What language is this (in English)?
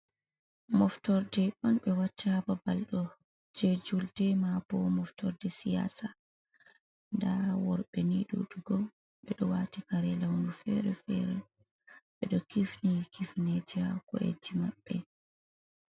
Fula